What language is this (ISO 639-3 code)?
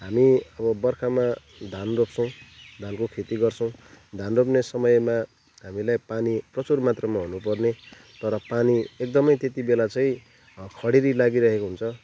nep